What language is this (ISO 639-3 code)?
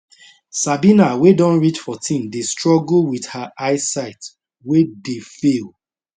pcm